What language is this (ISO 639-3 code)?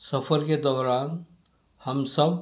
urd